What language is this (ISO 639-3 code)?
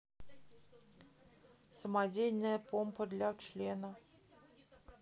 rus